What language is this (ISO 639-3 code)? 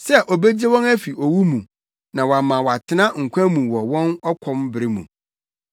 aka